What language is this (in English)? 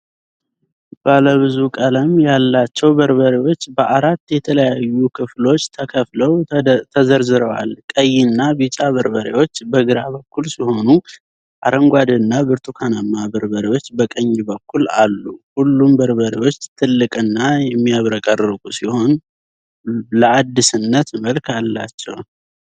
Amharic